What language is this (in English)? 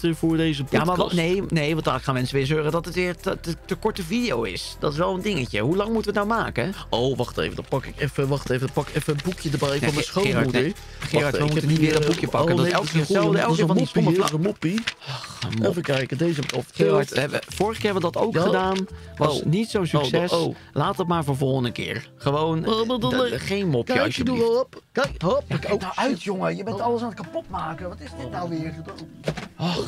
Dutch